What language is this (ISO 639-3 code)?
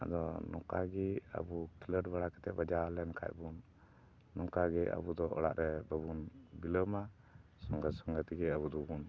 sat